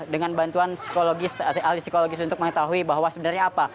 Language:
Indonesian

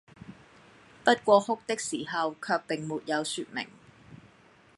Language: Cantonese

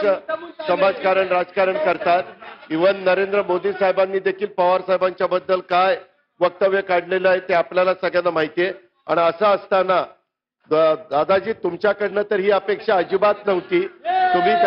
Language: Marathi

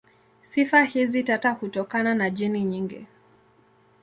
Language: Swahili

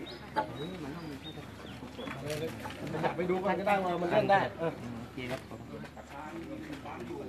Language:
Thai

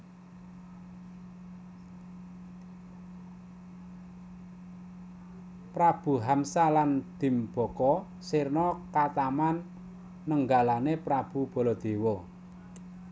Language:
Javanese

